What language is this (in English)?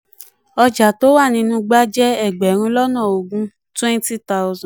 Yoruba